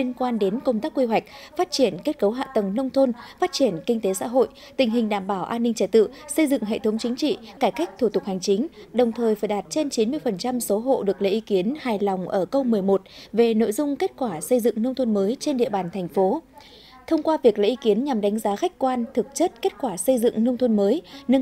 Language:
Vietnamese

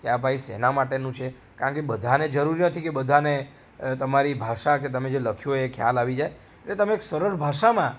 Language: Gujarati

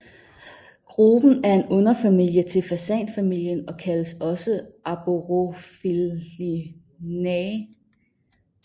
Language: Danish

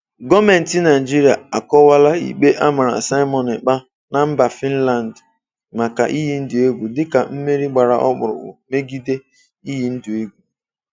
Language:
Igbo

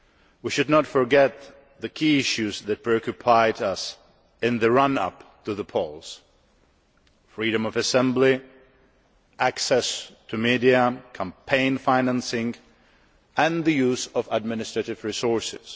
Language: English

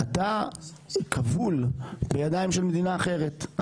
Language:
Hebrew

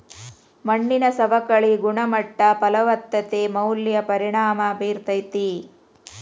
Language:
Kannada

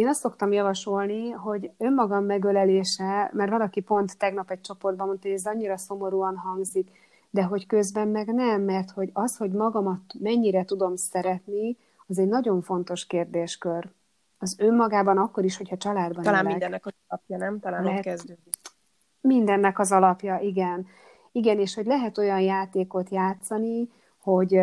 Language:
Hungarian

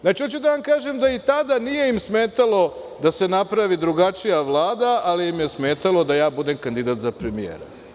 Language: Serbian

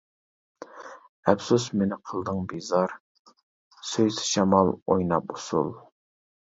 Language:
Uyghur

